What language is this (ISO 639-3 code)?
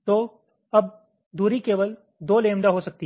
hin